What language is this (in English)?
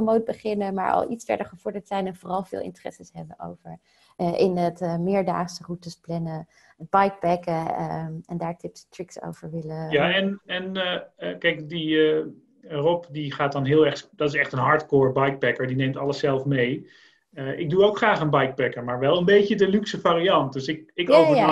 Dutch